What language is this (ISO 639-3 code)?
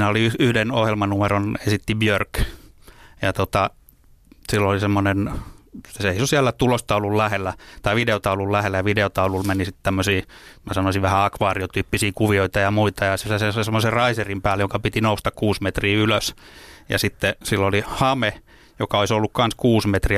fin